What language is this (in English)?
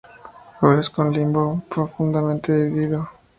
Spanish